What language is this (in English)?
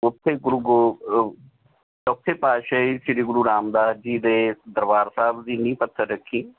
Punjabi